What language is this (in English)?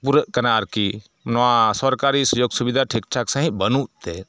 Santali